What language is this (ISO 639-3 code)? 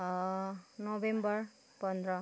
nep